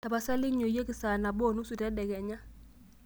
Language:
Masai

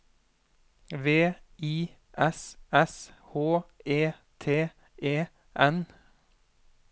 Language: Norwegian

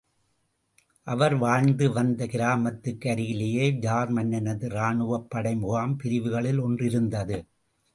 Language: Tamil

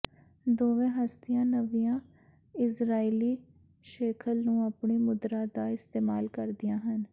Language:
Punjabi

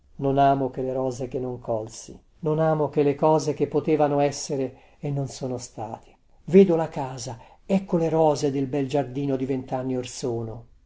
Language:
Italian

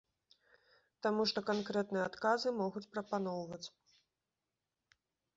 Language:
Belarusian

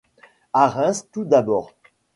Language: French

